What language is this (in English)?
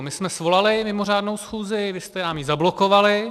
Czech